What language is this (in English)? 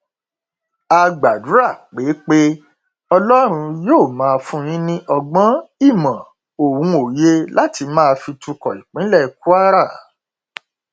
Yoruba